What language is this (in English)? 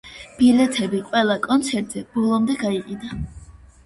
Georgian